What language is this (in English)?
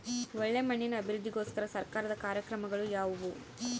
Kannada